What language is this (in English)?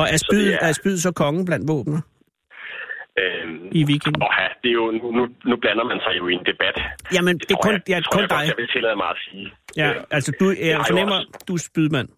Danish